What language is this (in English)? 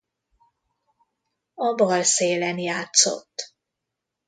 Hungarian